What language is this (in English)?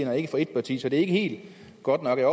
Danish